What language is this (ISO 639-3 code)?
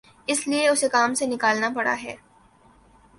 urd